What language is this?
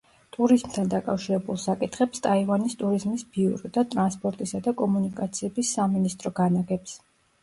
Georgian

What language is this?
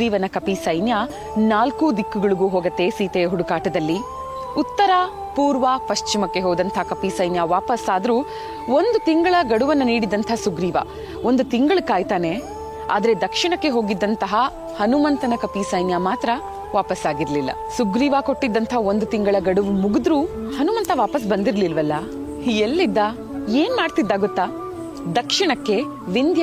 Kannada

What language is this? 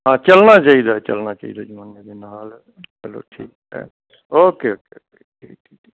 Punjabi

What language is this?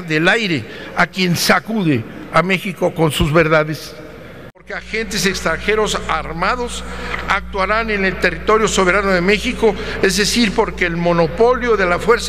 Spanish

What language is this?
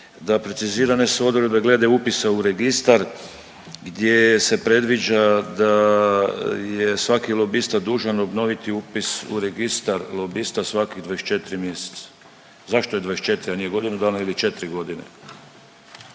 Croatian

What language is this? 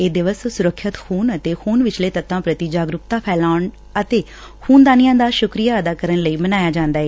Punjabi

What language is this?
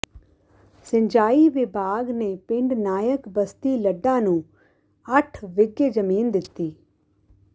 Punjabi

